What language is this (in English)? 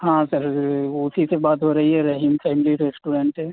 Urdu